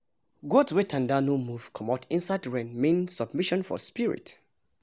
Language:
Nigerian Pidgin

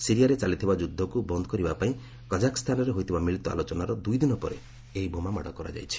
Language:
Odia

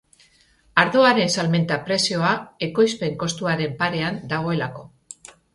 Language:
Basque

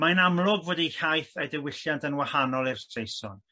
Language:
Welsh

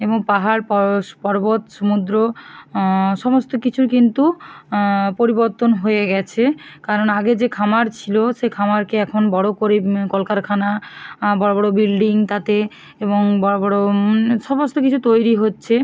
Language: Bangla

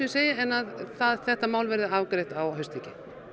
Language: Icelandic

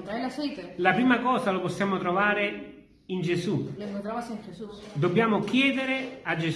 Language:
Italian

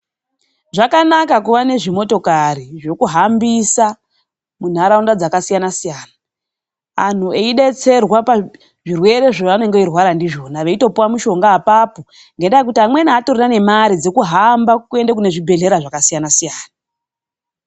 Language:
Ndau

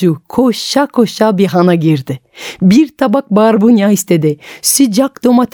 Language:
Turkish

